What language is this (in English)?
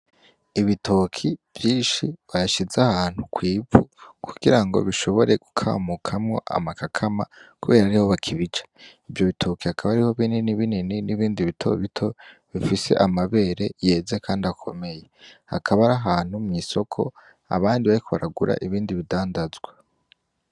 Rundi